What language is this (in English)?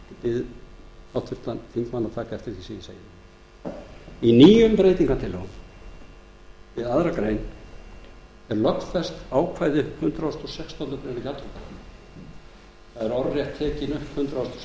Icelandic